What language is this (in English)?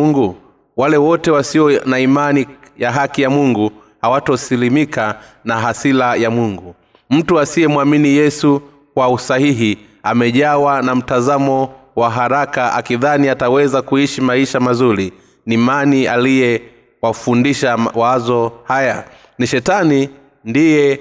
Swahili